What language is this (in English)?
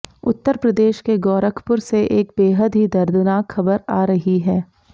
Hindi